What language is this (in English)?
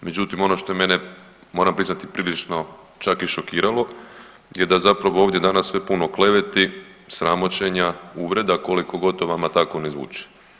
Croatian